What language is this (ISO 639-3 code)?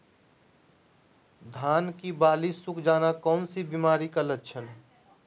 mag